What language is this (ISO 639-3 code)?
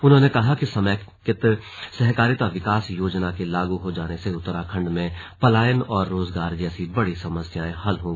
hin